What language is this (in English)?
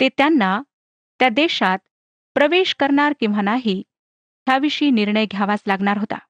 Marathi